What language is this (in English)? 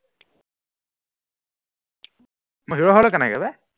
Assamese